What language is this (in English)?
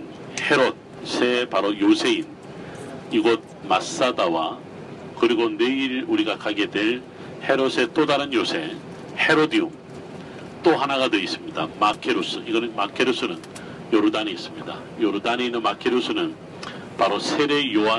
Korean